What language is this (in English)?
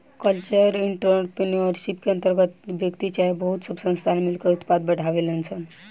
Bhojpuri